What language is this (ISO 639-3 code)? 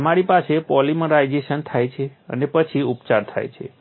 guj